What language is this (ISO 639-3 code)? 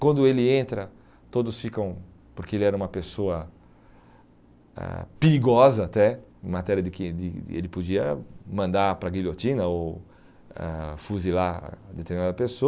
por